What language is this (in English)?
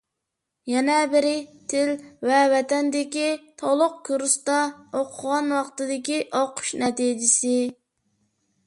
Uyghur